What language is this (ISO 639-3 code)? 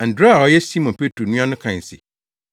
aka